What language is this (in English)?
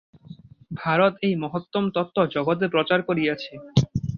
Bangla